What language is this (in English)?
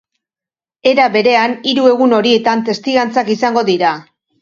Basque